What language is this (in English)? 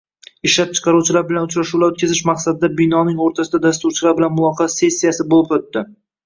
Uzbek